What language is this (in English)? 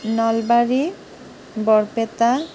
Assamese